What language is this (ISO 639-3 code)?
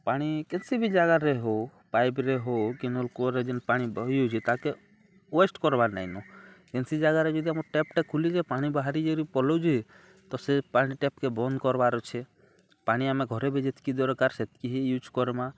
ori